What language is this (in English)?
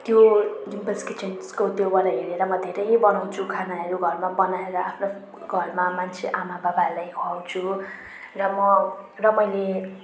Nepali